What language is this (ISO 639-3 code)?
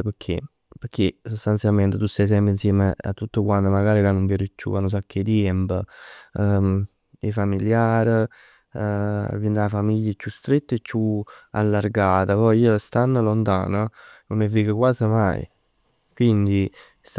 nap